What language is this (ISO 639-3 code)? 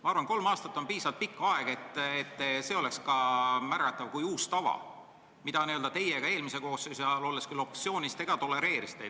est